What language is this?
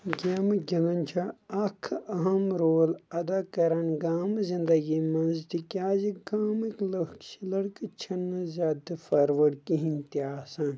Kashmiri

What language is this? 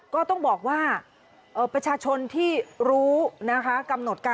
Thai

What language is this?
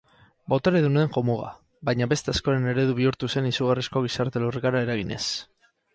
Basque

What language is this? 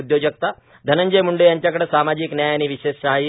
Marathi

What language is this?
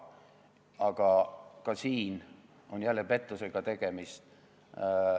Estonian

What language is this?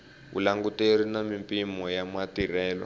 Tsonga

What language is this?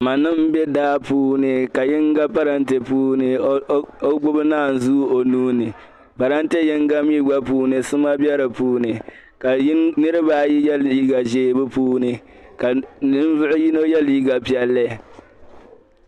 Dagbani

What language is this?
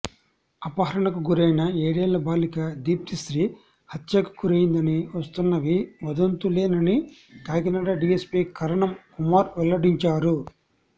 Telugu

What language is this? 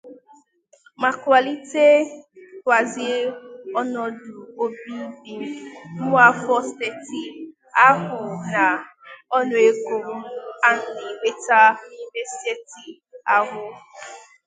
Igbo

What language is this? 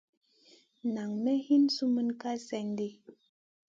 Masana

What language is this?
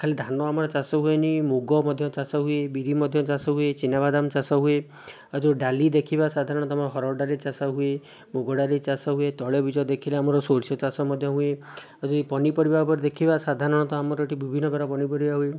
Odia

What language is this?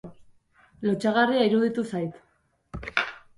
Basque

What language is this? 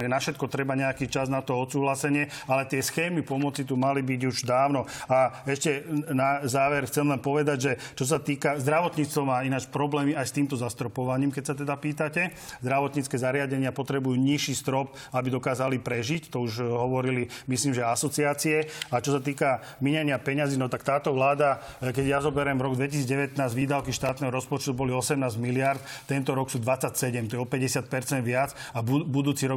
Slovak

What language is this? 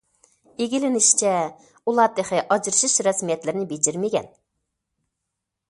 Uyghur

